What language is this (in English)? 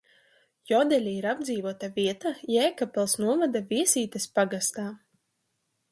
Latvian